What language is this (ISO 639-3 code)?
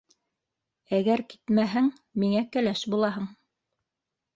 bak